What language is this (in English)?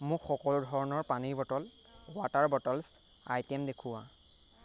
Assamese